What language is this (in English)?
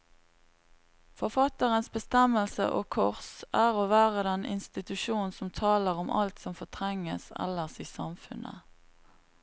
Norwegian